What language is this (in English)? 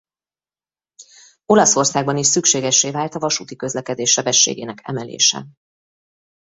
Hungarian